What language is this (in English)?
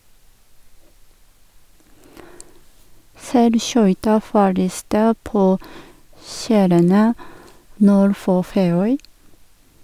Norwegian